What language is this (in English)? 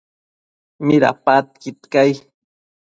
Matsés